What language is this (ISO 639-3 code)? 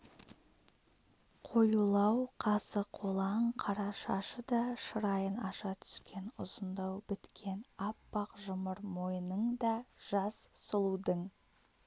kaz